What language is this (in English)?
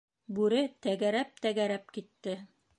Bashkir